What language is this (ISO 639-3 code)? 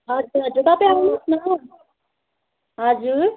nep